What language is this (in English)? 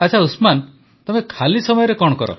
Odia